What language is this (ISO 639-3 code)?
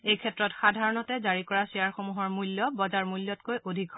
asm